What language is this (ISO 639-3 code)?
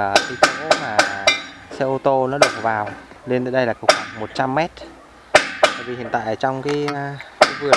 vie